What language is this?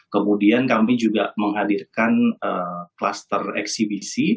Indonesian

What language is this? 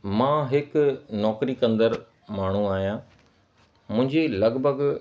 Sindhi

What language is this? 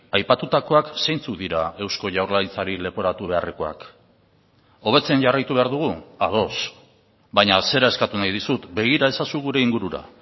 Basque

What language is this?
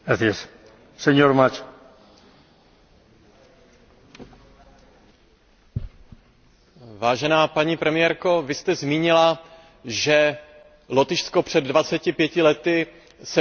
Czech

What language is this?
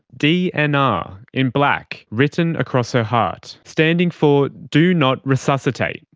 English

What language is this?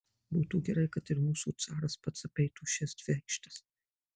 Lithuanian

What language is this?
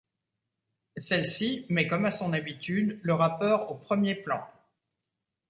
French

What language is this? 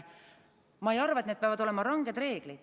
Estonian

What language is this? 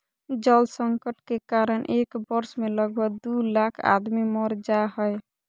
Magahi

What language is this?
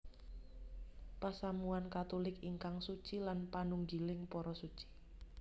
Javanese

